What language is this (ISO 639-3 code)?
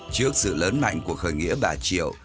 vie